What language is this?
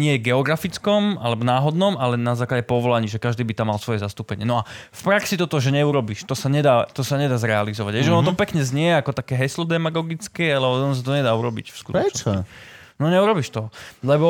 Slovak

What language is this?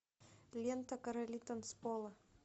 Russian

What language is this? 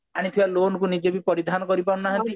Odia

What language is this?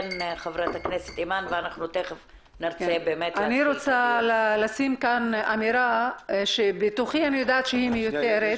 Hebrew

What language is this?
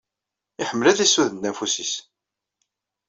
Kabyle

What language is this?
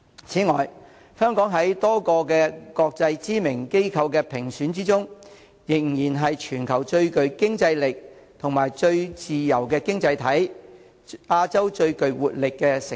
Cantonese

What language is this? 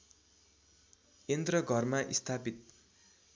Nepali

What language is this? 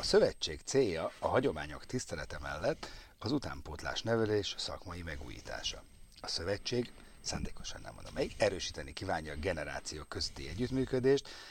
Hungarian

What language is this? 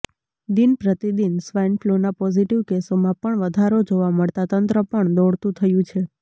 Gujarati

